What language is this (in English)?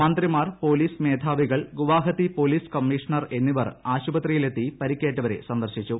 Malayalam